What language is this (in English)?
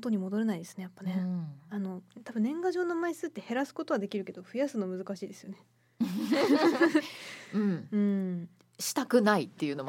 Japanese